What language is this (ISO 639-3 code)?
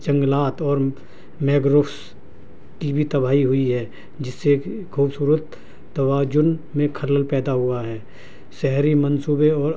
urd